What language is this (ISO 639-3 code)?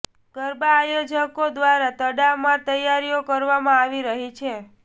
guj